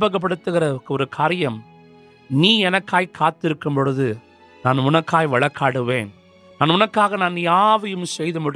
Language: Urdu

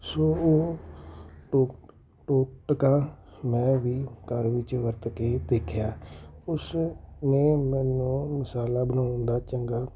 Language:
Punjabi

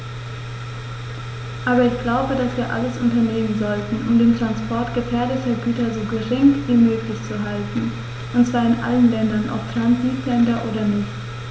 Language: German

